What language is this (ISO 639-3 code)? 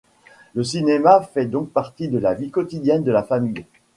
fra